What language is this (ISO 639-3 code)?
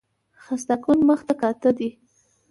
pus